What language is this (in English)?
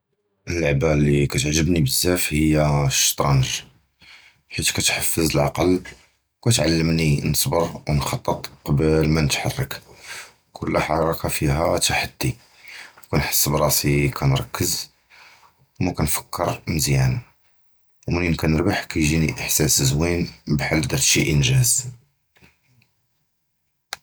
Judeo-Arabic